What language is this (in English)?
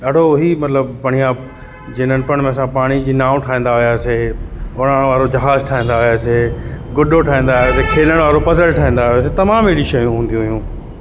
Sindhi